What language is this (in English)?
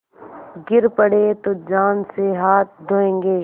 Hindi